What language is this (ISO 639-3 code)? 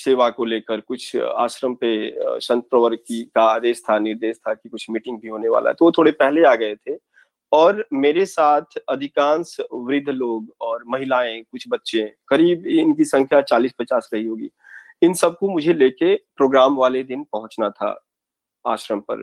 hin